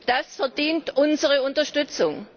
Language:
German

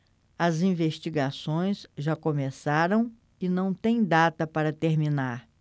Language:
Portuguese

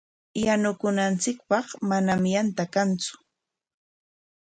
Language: Corongo Ancash Quechua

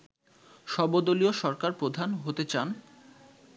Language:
Bangla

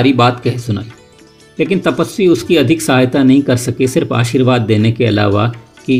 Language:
Hindi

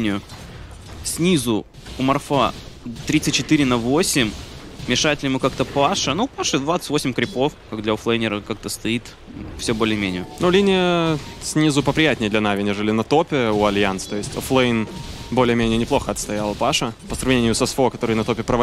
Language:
Russian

